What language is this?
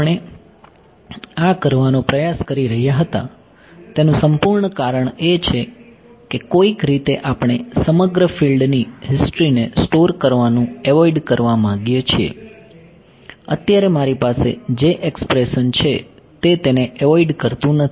Gujarati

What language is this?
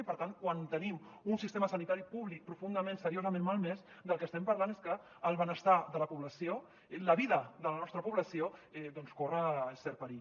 Catalan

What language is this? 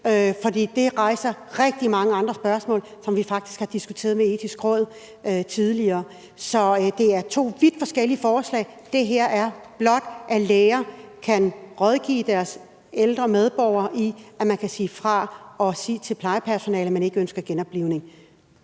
Danish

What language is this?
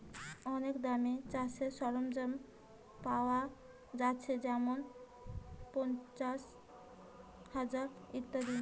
Bangla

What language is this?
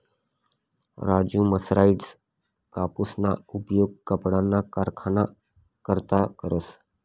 Marathi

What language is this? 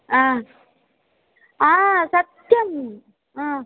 Sanskrit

